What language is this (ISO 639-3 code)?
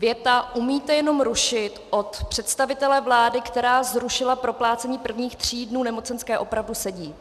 ces